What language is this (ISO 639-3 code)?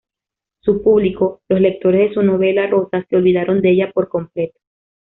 spa